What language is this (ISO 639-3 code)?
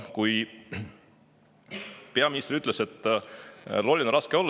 est